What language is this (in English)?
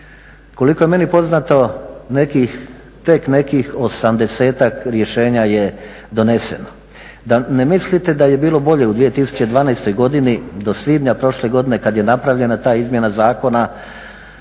Croatian